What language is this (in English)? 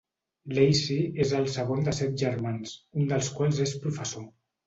Catalan